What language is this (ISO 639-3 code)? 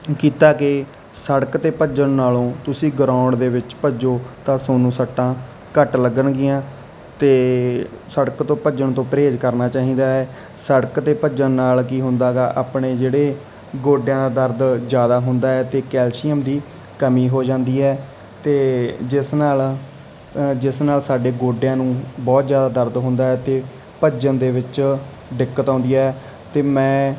pan